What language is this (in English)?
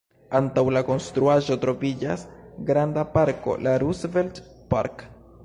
Esperanto